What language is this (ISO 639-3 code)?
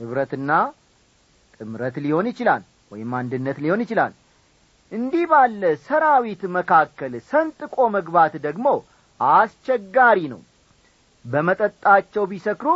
amh